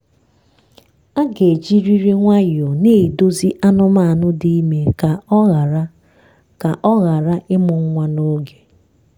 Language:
Igbo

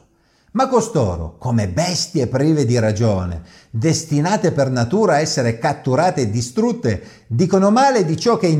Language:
Italian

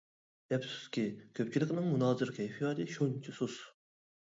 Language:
Uyghur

